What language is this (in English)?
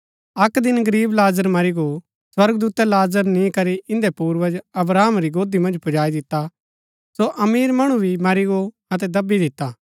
Gaddi